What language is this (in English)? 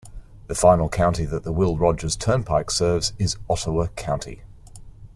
English